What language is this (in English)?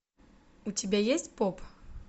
Russian